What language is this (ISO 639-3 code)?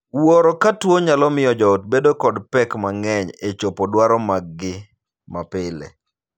luo